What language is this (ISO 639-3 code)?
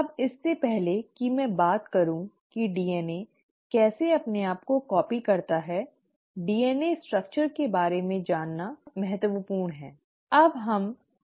hin